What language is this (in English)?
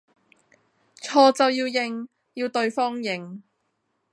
Cantonese